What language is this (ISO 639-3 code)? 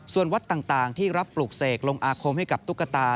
tha